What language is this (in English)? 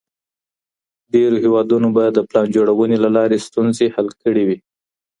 Pashto